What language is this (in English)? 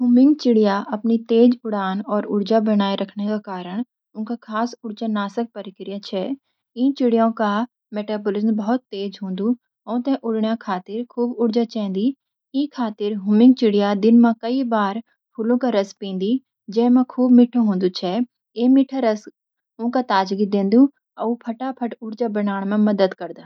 Garhwali